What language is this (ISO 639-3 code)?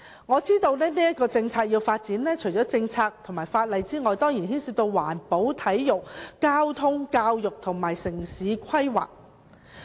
yue